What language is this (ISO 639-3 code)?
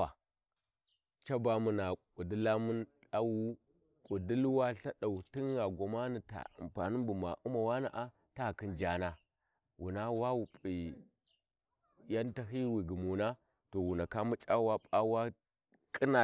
wji